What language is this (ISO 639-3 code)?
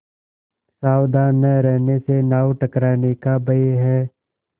hin